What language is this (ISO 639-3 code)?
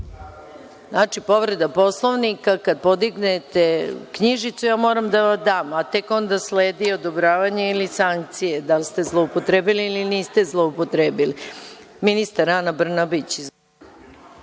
srp